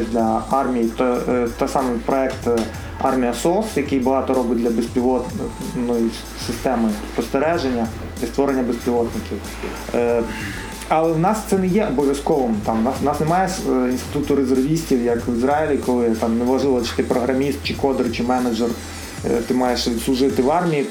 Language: Ukrainian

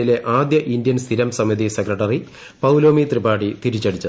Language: Malayalam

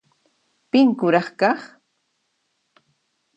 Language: Puno Quechua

